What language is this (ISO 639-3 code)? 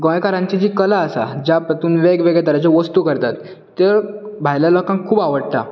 kok